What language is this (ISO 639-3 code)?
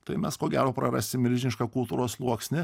lit